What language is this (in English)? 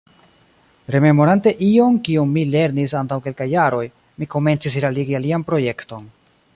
Esperanto